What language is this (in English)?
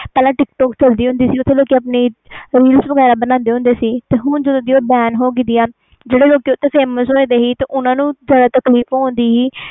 Punjabi